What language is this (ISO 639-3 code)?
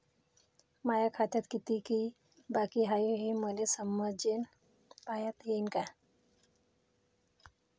mar